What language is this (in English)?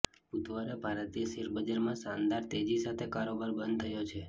Gujarati